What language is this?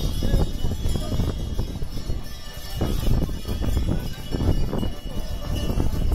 Italian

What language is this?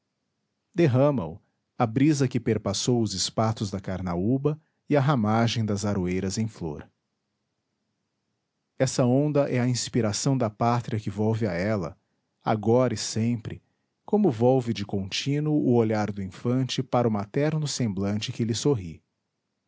Portuguese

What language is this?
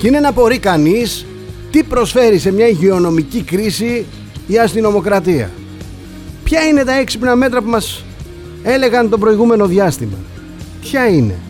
Greek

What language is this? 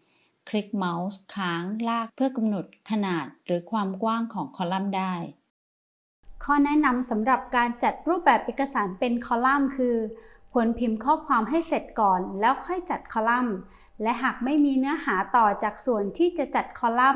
Thai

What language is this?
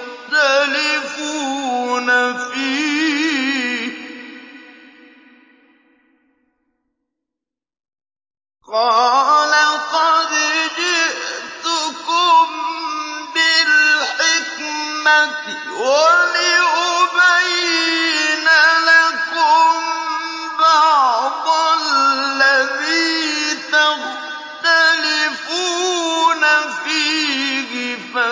Arabic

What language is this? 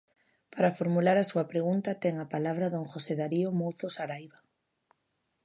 Galician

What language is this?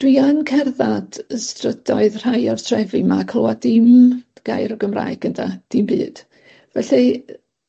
Welsh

